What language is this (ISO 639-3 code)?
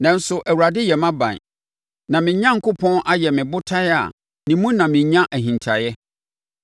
aka